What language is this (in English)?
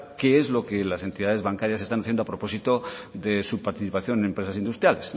Spanish